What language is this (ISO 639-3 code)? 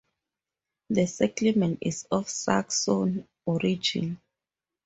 eng